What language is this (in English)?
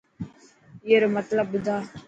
Dhatki